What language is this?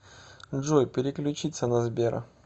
Russian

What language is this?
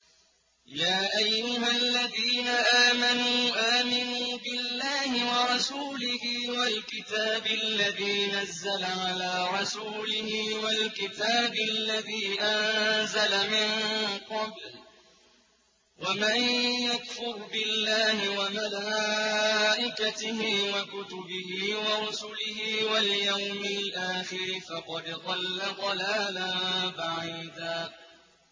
Arabic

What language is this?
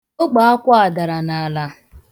Igbo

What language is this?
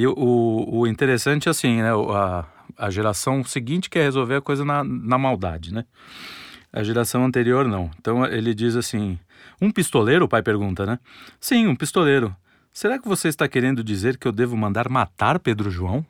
Portuguese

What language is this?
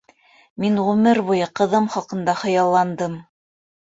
Bashkir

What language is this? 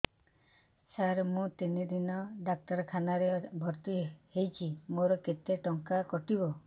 Odia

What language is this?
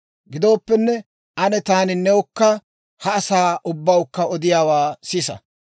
Dawro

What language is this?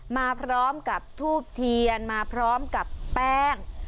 Thai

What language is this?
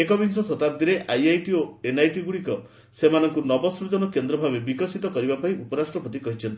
Odia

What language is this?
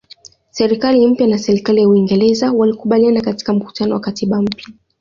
Swahili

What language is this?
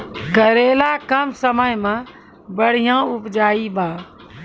Maithili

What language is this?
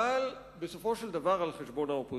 Hebrew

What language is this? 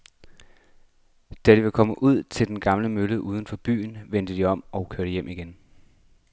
Danish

